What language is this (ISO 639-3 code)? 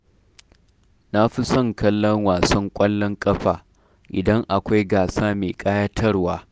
hau